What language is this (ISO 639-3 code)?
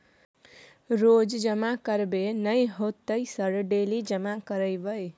mai